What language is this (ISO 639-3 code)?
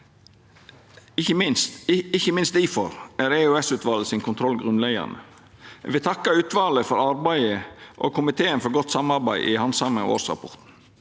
nor